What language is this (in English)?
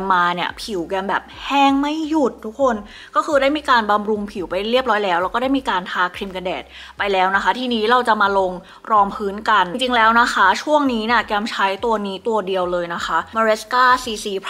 Thai